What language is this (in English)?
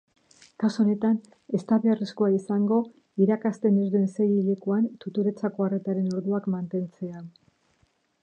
Basque